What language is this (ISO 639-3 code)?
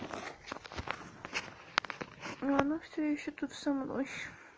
rus